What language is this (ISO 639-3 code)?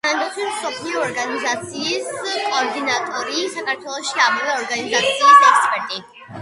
kat